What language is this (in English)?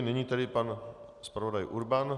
Czech